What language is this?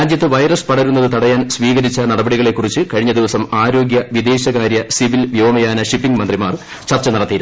Malayalam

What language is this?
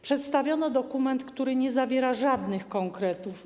Polish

